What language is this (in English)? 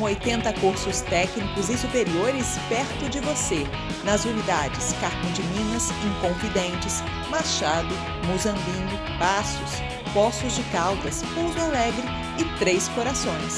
Portuguese